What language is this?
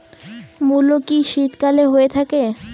Bangla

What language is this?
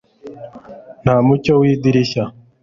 Kinyarwanda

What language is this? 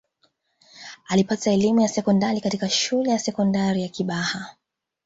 Swahili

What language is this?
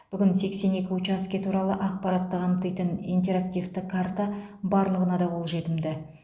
Kazakh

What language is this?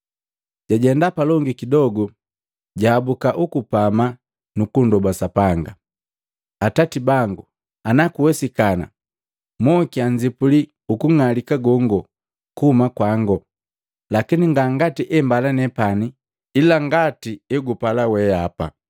Matengo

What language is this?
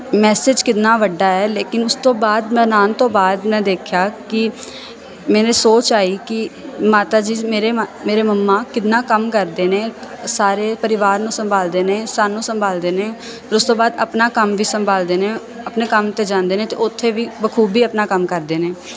Punjabi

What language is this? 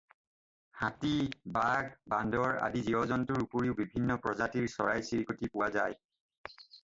Assamese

